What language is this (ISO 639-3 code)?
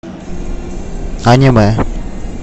rus